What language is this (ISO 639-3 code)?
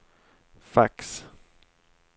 swe